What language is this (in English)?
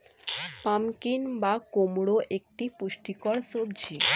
Bangla